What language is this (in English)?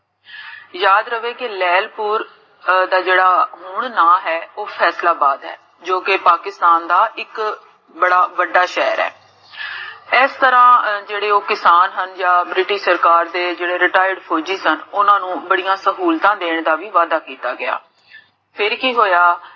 Punjabi